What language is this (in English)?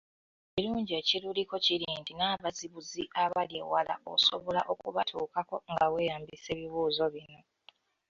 Ganda